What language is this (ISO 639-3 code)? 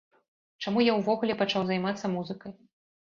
bel